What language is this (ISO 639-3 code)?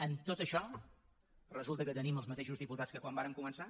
cat